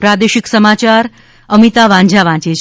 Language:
Gujarati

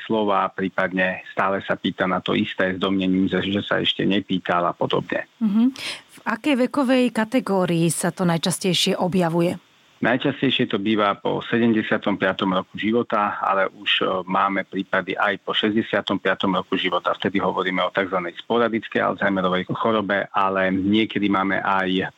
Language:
Slovak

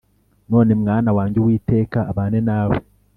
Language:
Kinyarwanda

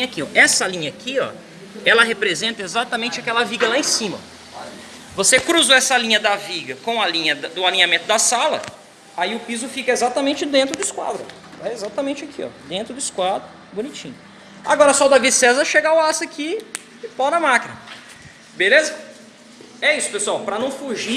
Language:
Portuguese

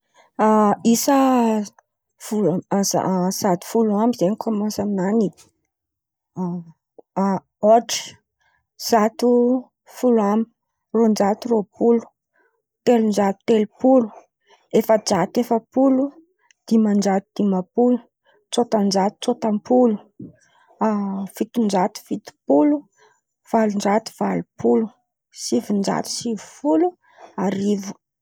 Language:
Antankarana Malagasy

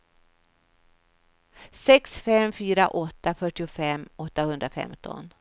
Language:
Swedish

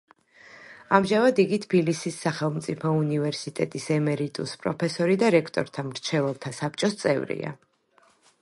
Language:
Georgian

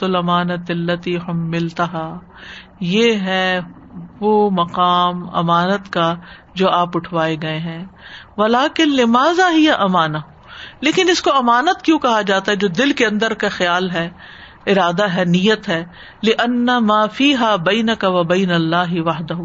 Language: Urdu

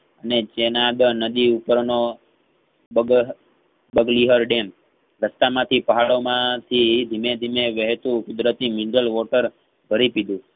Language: Gujarati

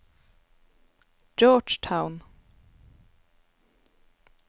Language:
Norwegian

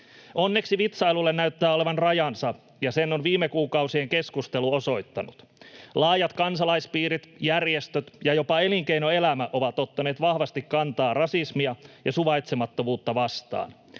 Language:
Finnish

